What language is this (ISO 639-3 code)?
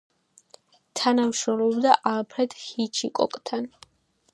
kat